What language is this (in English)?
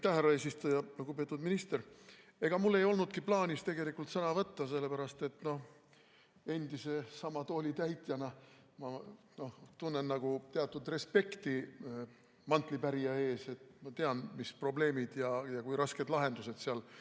Estonian